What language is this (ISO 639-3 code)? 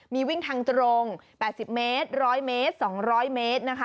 tha